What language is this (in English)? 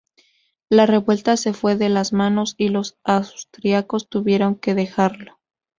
Spanish